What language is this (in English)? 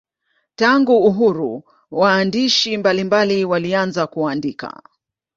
Swahili